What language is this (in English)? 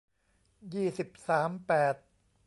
Thai